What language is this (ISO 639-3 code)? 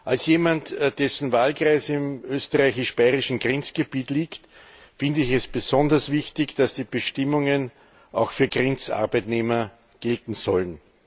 deu